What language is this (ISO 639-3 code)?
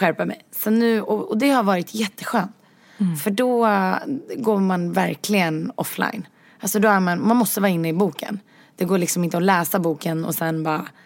swe